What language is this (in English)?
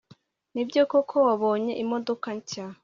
Kinyarwanda